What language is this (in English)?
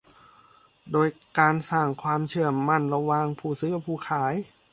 Thai